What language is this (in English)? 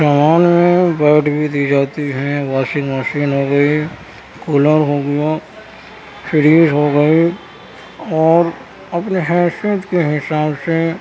Urdu